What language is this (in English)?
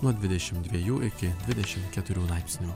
Lithuanian